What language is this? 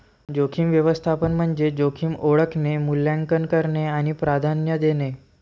Marathi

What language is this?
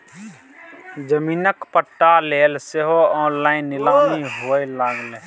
Maithili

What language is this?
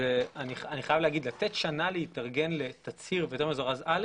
Hebrew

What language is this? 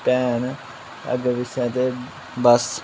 Dogri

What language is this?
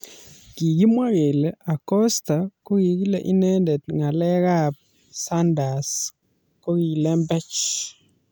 Kalenjin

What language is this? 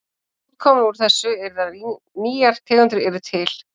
Icelandic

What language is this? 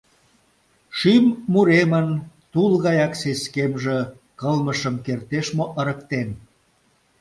Mari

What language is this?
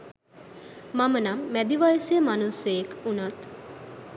Sinhala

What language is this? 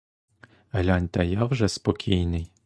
Ukrainian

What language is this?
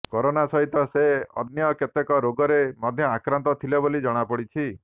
Odia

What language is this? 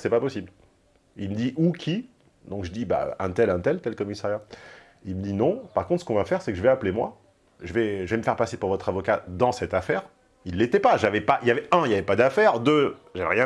French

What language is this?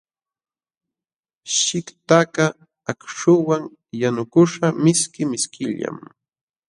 Jauja Wanca Quechua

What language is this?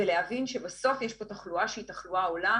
Hebrew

